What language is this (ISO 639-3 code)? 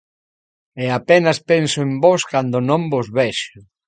glg